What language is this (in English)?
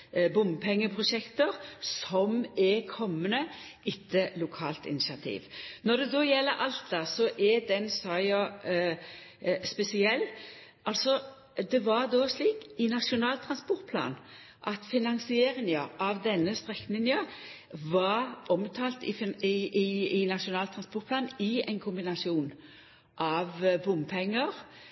Norwegian Nynorsk